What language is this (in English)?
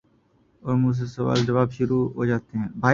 Urdu